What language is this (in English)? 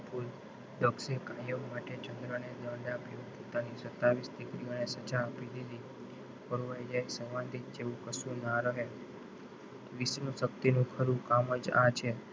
Gujarati